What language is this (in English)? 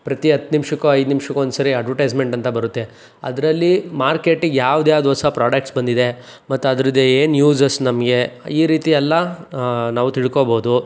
Kannada